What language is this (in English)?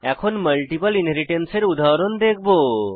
Bangla